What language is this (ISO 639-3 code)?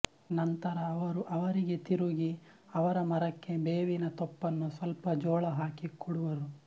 kan